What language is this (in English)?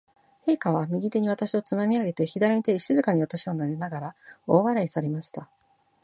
Japanese